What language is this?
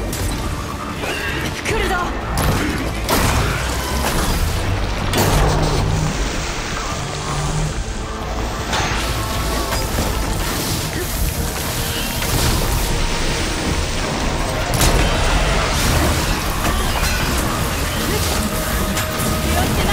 Japanese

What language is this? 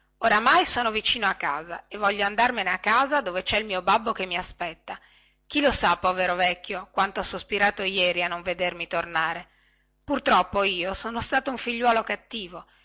Italian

